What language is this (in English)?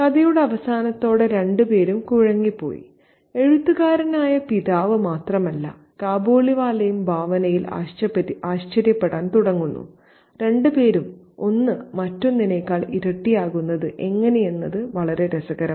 Malayalam